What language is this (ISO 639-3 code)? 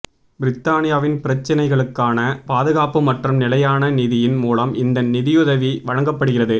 tam